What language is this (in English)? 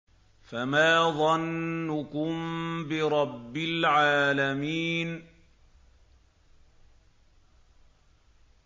Arabic